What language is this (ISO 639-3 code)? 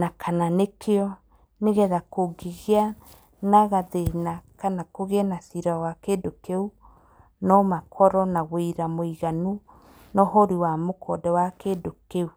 kik